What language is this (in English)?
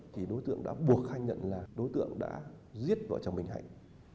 Vietnamese